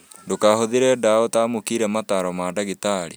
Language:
Kikuyu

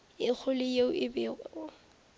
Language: Northern Sotho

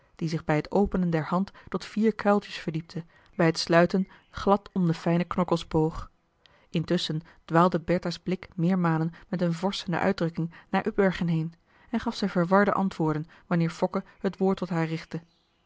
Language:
Dutch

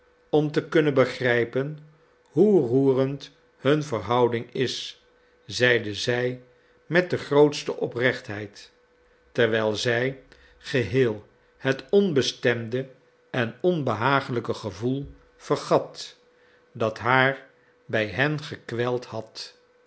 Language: Dutch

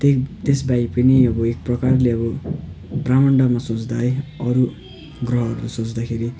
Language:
Nepali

